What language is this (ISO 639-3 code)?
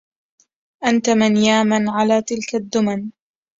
ara